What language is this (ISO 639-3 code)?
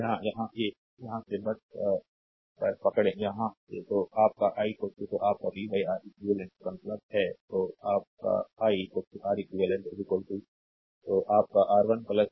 hin